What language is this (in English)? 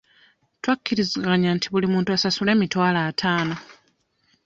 Ganda